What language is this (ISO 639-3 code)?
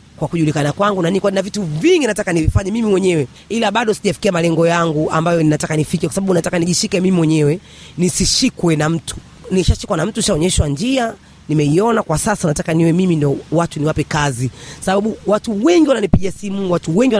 swa